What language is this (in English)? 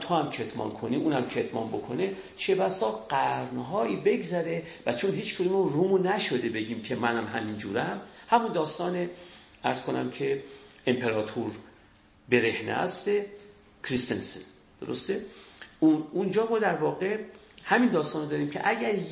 Persian